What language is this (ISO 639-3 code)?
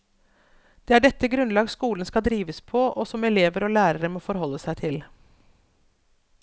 nor